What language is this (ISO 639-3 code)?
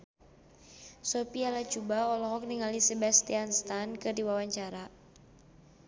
sun